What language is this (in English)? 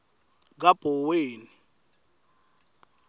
Swati